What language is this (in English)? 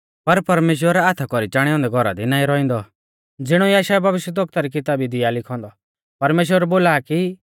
Mahasu Pahari